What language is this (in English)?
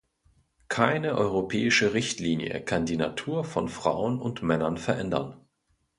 German